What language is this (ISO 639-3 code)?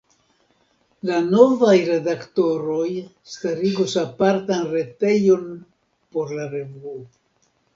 epo